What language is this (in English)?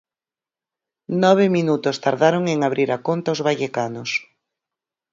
Galician